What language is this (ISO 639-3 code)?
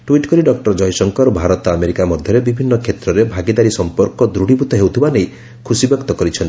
ori